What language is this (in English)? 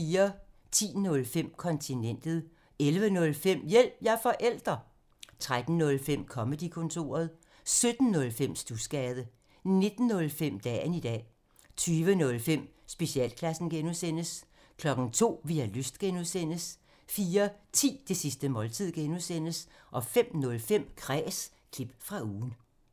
Danish